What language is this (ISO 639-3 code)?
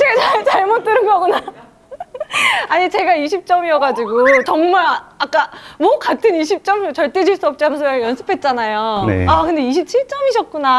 kor